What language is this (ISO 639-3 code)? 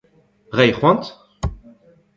bre